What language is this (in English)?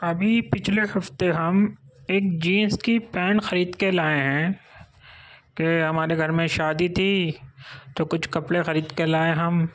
Urdu